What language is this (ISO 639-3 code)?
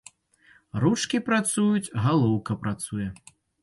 bel